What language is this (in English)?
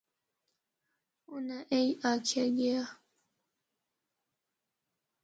Northern Hindko